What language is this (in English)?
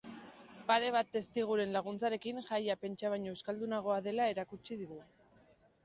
Basque